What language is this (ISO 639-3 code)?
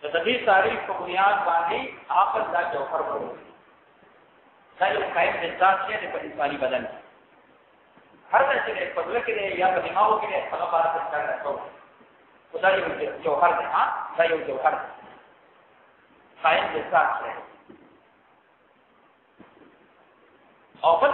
ara